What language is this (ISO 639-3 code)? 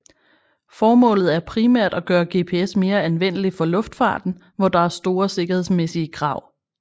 dan